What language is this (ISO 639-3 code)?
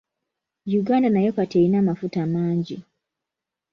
lug